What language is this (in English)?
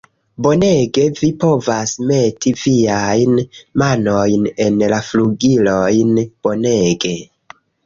Esperanto